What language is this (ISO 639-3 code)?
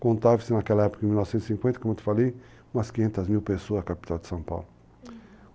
por